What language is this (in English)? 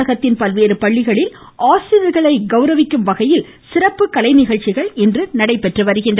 Tamil